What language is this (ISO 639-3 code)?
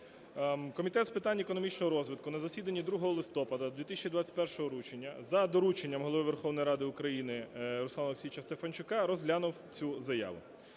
ukr